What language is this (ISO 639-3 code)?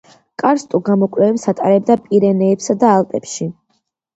kat